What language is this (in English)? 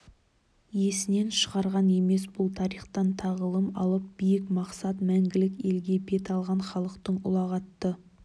Kazakh